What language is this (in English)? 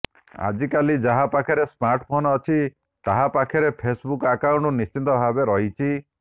Odia